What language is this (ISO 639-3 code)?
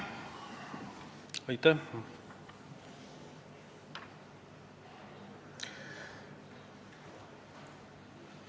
est